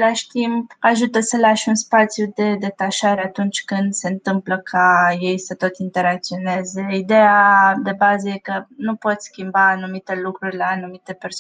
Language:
Romanian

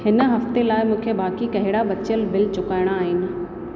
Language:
Sindhi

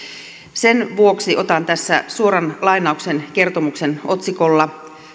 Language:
Finnish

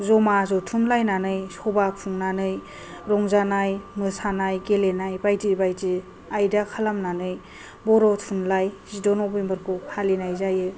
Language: Bodo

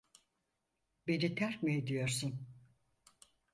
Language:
Turkish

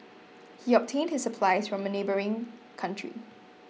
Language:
English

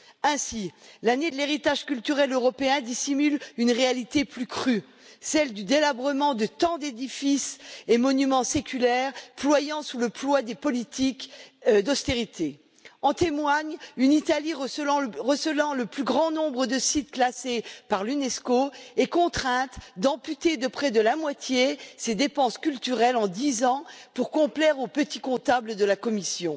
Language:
French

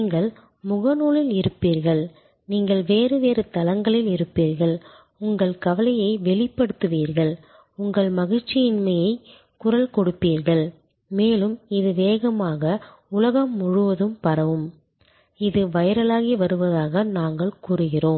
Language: Tamil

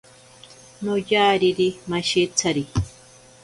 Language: Ashéninka Perené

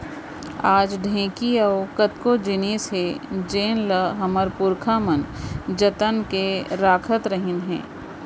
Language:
Chhattisgarhi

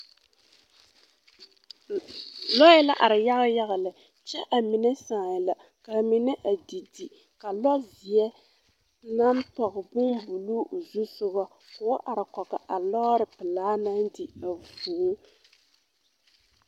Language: Southern Dagaare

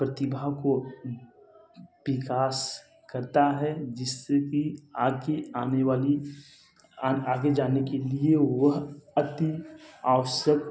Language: Hindi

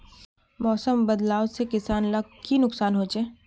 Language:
Magahi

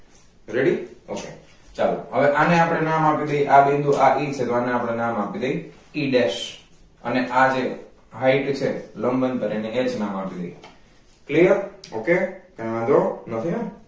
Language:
Gujarati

